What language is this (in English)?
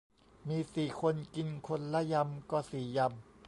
Thai